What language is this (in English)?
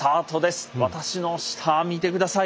Japanese